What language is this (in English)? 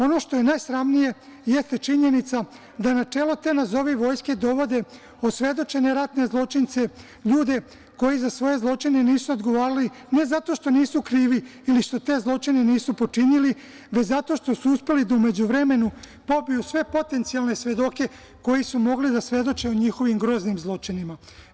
Serbian